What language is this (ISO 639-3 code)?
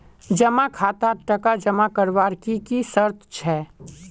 mag